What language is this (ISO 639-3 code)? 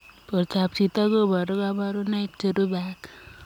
kln